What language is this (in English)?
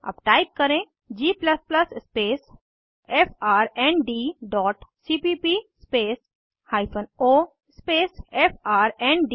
Hindi